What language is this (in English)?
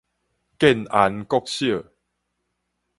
Min Nan Chinese